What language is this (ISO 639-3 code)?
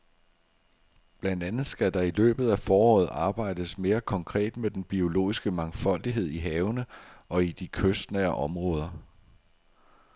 dan